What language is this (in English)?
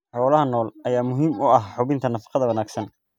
Somali